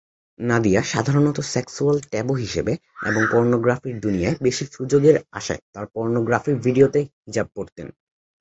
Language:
Bangla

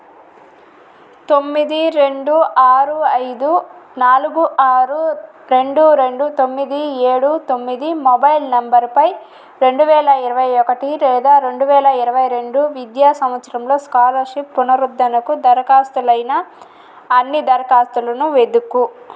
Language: Telugu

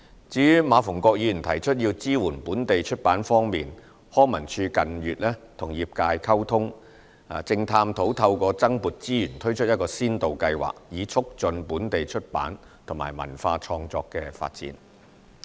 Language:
Cantonese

